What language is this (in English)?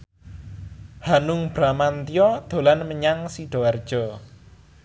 Javanese